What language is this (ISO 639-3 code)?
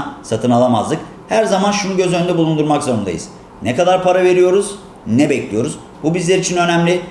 tur